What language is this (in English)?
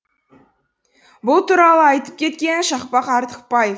Kazakh